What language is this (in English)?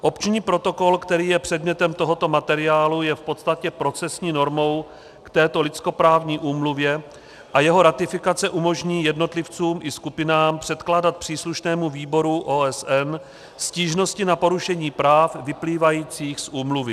Czech